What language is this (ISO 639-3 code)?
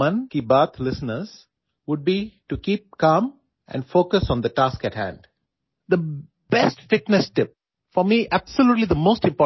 urd